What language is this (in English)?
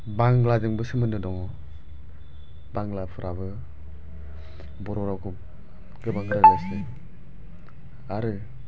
Bodo